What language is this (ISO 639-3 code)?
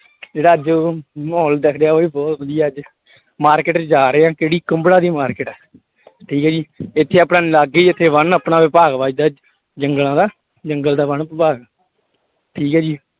pan